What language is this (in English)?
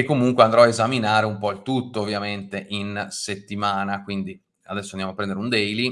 Italian